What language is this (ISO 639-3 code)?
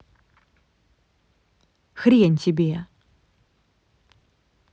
rus